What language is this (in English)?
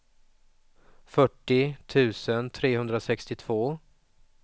Swedish